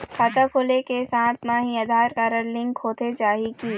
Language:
Chhattisgarhi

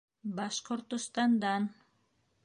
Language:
Bashkir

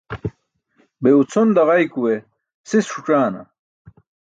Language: Burushaski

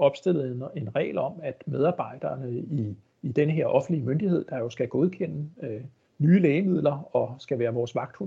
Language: Danish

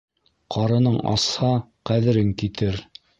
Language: Bashkir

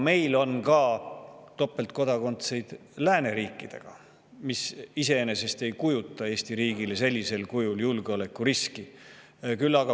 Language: Estonian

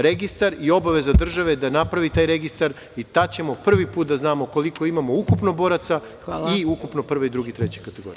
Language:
Serbian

